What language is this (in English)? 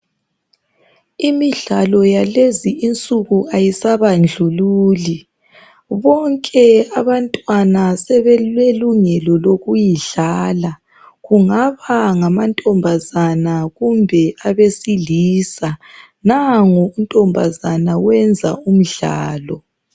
North Ndebele